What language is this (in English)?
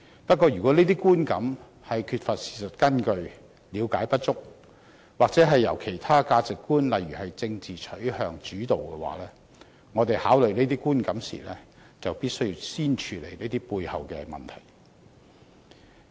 Cantonese